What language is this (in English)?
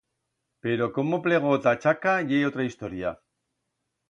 Aragonese